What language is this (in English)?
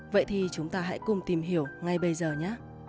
Vietnamese